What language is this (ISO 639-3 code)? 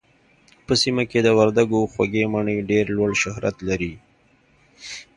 pus